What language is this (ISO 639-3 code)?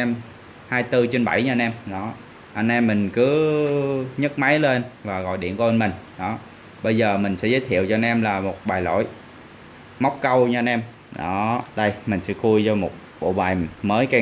vie